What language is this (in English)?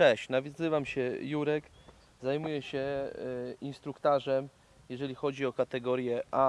Polish